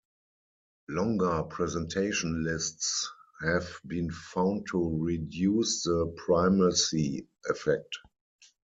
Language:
English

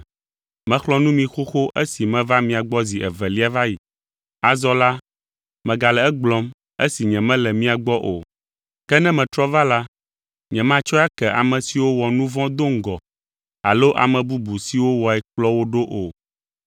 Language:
Ewe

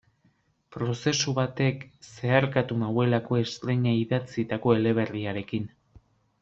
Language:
Basque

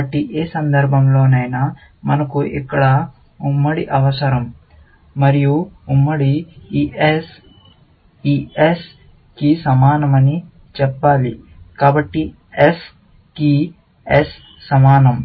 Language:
Telugu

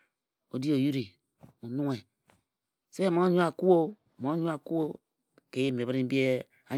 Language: Ejagham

